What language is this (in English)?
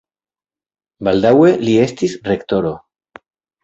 Esperanto